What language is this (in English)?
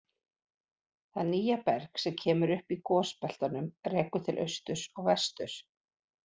Icelandic